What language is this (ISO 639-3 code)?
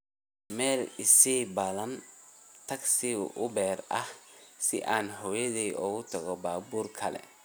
som